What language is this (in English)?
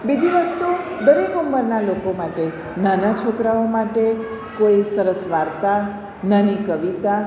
Gujarati